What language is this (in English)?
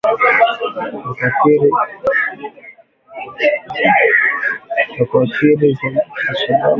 Swahili